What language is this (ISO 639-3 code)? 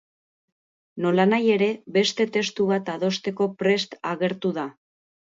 eus